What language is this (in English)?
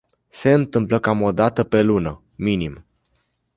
Romanian